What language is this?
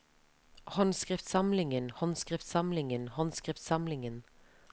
Norwegian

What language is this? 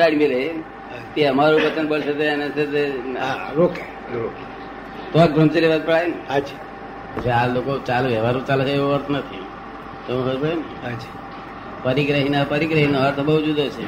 Gujarati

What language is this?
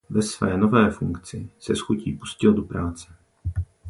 Czech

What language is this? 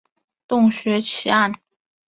Chinese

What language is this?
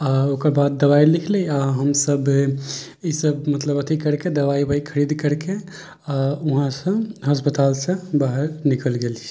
Maithili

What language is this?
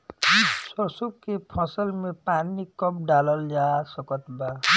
Bhojpuri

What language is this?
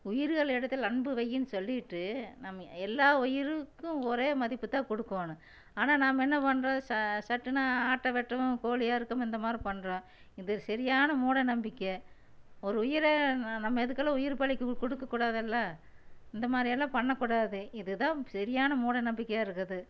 Tamil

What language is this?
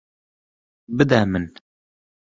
Kurdish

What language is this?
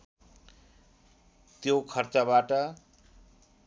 Nepali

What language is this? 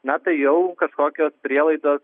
Lithuanian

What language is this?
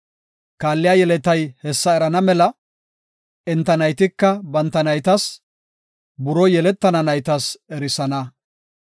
Gofa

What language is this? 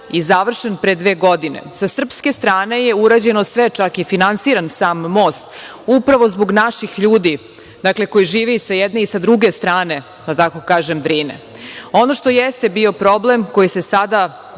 Serbian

